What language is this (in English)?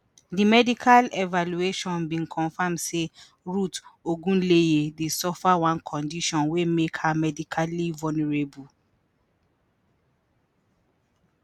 Nigerian Pidgin